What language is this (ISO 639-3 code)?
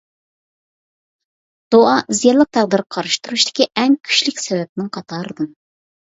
uig